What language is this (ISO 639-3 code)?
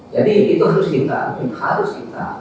ind